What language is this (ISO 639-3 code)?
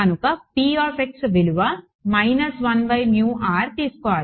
tel